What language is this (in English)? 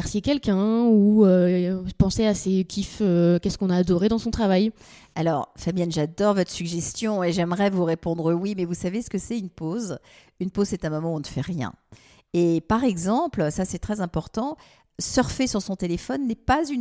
French